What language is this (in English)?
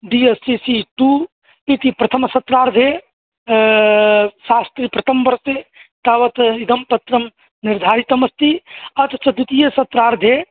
Sanskrit